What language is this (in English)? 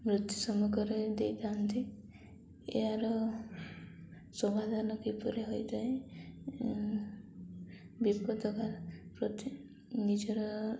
Odia